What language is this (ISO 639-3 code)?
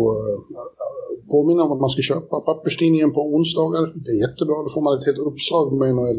swe